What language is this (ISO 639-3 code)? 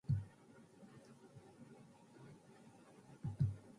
jpn